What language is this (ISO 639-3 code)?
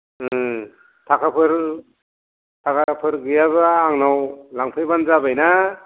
brx